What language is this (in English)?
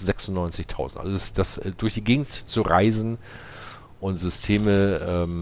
German